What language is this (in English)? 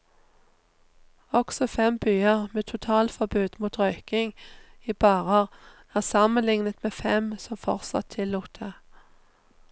Norwegian